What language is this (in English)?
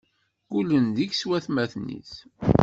Kabyle